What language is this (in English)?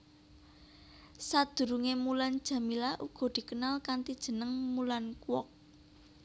Javanese